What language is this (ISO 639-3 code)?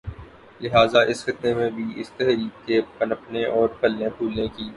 urd